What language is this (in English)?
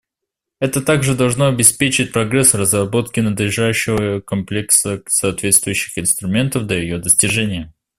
Russian